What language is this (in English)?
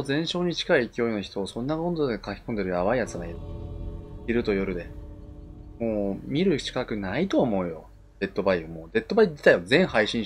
Japanese